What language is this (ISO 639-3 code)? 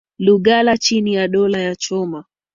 swa